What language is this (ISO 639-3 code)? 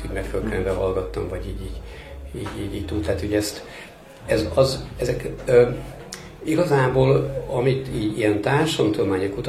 hun